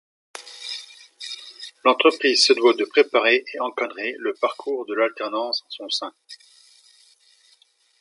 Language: French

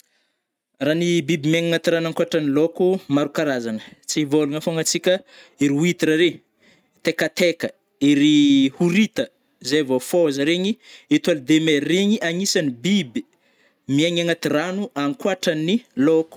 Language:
Northern Betsimisaraka Malagasy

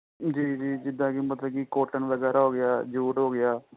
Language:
Punjabi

